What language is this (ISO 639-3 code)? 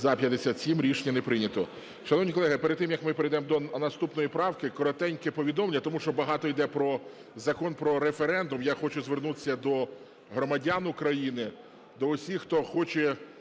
ukr